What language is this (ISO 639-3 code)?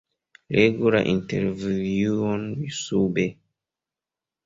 epo